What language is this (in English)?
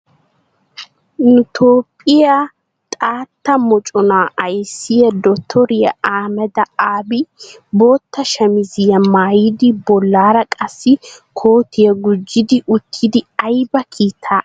Wolaytta